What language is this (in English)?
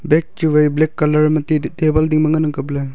Wancho Naga